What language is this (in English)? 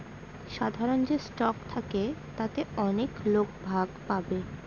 Bangla